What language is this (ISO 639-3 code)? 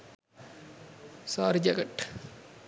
sin